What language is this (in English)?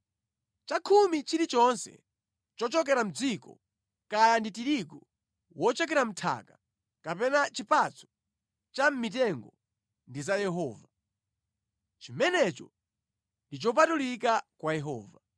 Nyanja